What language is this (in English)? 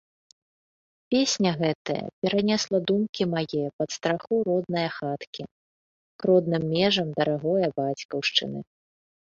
Belarusian